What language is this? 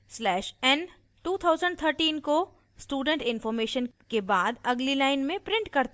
Hindi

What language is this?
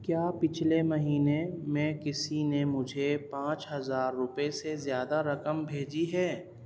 Urdu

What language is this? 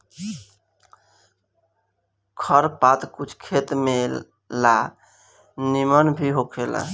Bhojpuri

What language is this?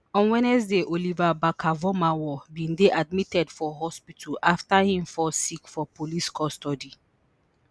Nigerian Pidgin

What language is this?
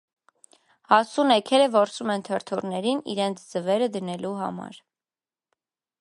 Armenian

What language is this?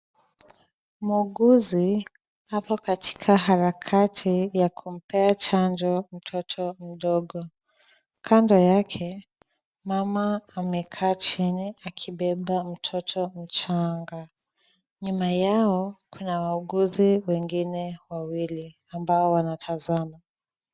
Swahili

